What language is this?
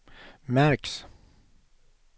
Swedish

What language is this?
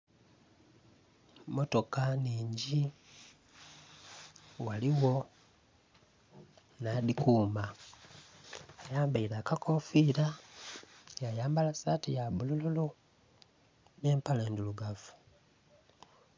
Soga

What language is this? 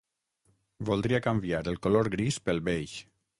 Catalan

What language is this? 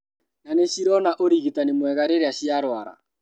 Kikuyu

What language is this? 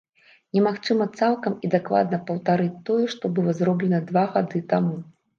Belarusian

